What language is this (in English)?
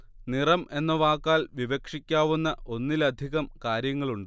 Malayalam